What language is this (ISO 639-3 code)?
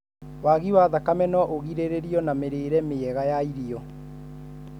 kik